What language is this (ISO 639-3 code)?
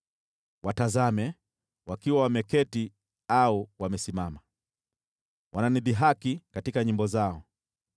swa